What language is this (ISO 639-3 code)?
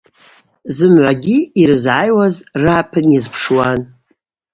abq